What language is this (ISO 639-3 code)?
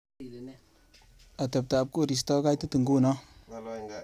kln